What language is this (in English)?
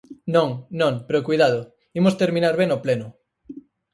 Galician